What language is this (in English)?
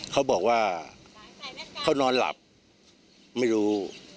Thai